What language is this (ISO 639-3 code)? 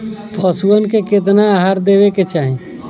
bho